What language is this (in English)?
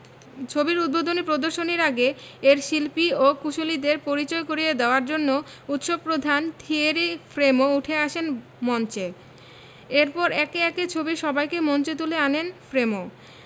Bangla